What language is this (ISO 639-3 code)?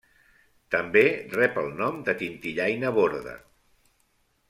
cat